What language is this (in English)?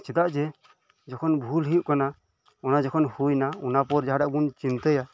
Santali